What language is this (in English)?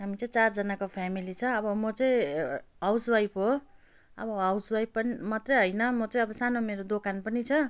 Nepali